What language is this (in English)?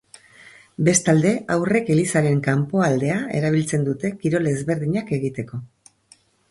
Basque